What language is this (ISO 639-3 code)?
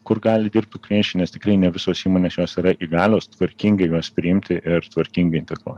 lit